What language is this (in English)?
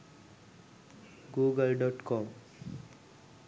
Sinhala